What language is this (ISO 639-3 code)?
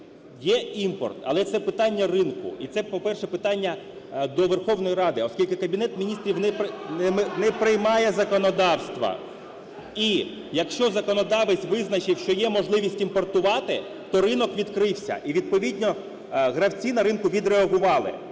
ukr